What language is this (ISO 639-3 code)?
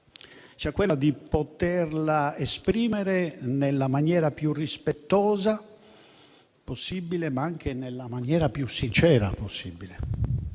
ita